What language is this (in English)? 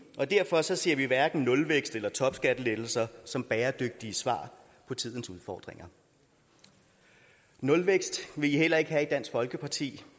Danish